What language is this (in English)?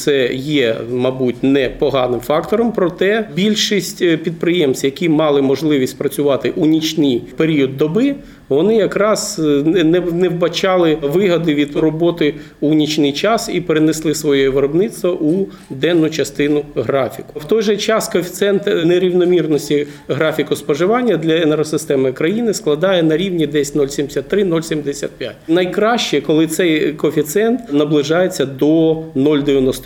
Ukrainian